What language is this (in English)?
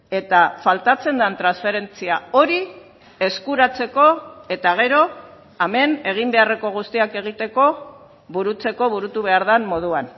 Basque